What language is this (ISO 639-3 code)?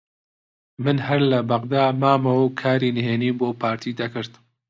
ckb